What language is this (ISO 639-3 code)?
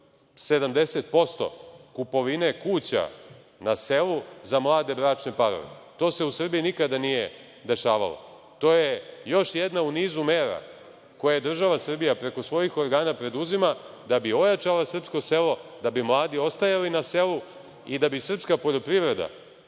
srp